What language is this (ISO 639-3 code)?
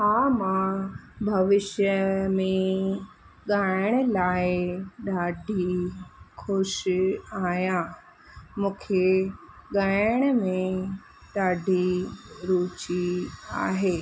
snd